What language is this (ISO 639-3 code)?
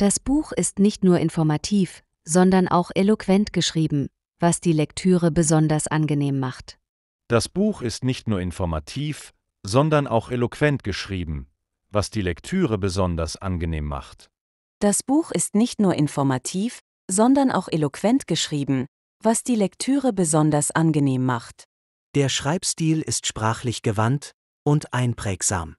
deu